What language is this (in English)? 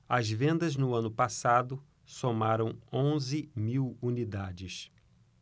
Portuguese